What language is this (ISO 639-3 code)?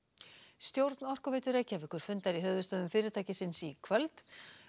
isl